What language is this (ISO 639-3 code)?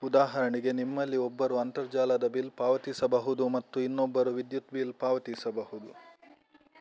kan